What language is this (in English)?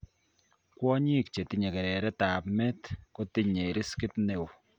Kalenjin